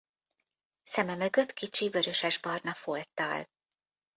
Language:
Hungarian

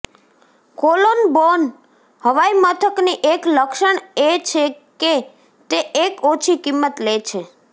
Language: Gujarati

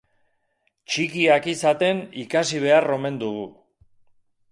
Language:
Basque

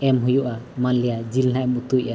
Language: Santali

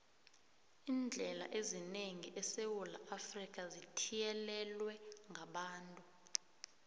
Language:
South Ndebele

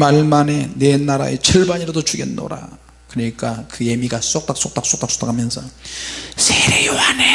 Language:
Korean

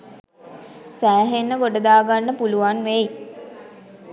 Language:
Sinhala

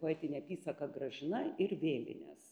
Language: Lithuanian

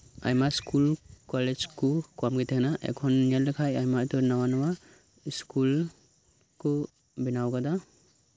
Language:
Santali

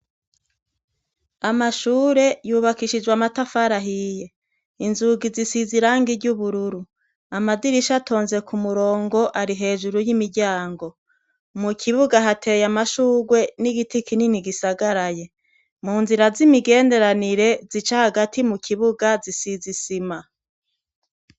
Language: Rundi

